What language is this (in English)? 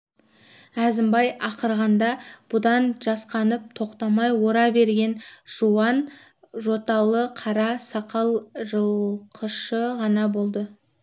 Kazakh